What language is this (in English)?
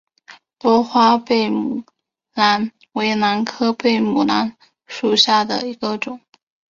Chinese